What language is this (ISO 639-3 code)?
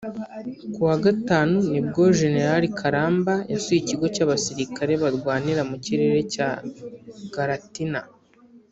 kin